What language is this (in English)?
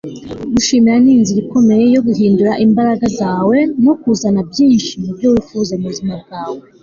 Kinyarwanda